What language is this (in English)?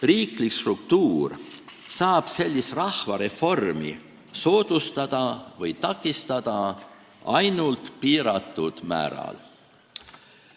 Estonian